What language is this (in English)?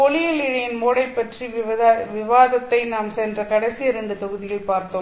Tamil